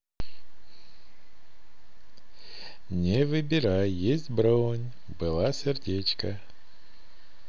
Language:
Russian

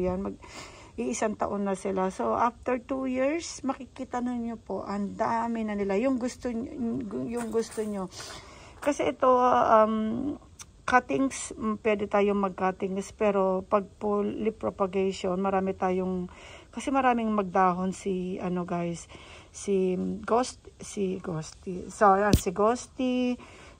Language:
Filipino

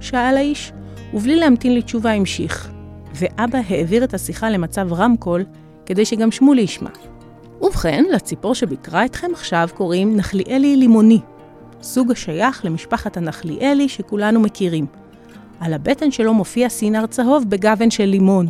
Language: Hebrew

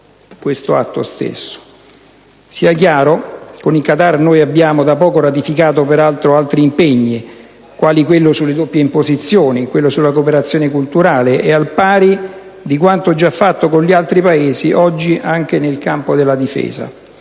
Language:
Italian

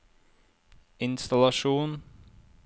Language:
Norwegian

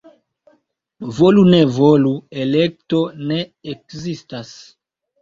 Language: Esperanto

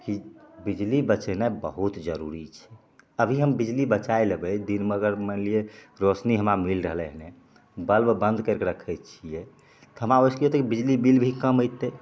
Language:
Maithili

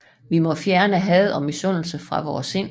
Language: Danish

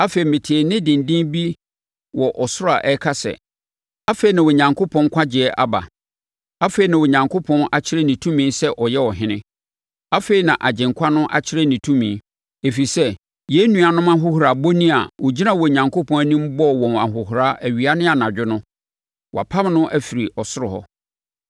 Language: Akan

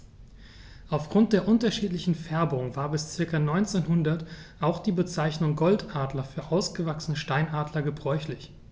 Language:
German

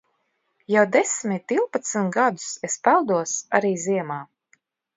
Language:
Latvian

